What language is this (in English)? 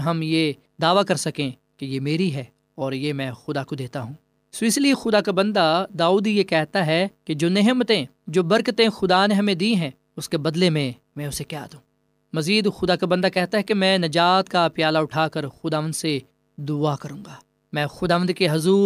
Urdu